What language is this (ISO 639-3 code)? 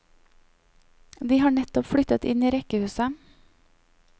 nor